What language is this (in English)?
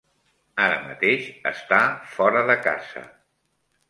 Catalan